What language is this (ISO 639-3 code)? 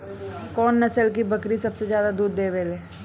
bho